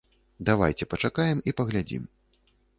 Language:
Belarusian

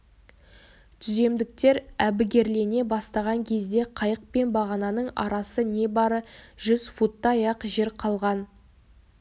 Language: Kazakh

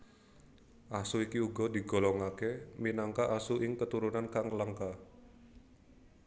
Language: Javanese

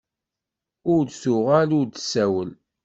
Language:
Kabyle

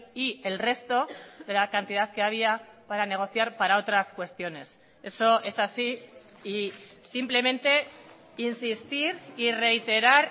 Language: Spanish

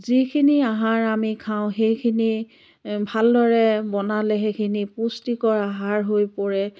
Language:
Assamese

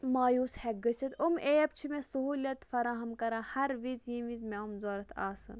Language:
Kashmiri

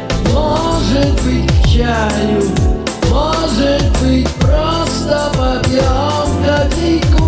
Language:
Russian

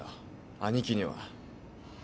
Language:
Japanese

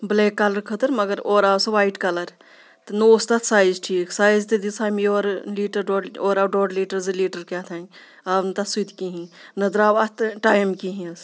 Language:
Kashmiri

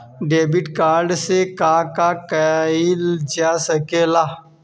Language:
Bhojpuri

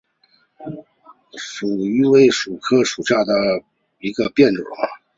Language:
Chinese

